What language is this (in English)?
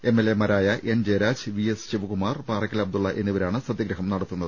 Malayalam